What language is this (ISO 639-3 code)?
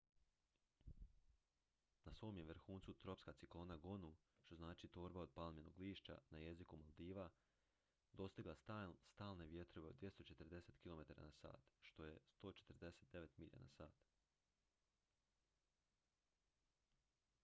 hrv